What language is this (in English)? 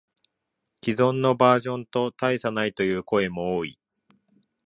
Japanese